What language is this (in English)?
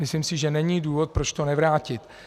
Czech